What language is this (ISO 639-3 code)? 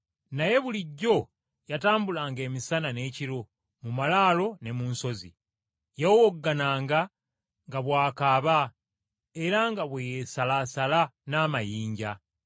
lug